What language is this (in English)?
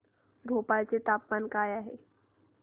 Marathi